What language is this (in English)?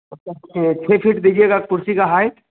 Hindi